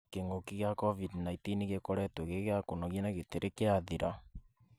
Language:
Kikuyu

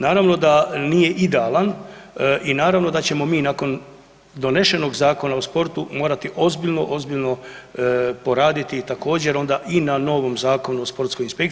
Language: Croatian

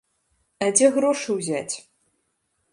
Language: Belarusian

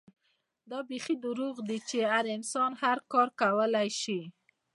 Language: Pashto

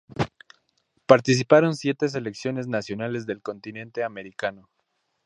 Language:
Spanish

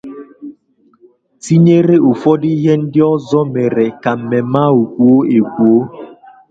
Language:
Igbo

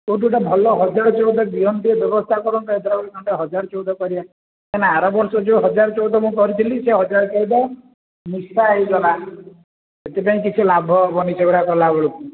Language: Odia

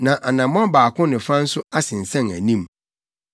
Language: Akan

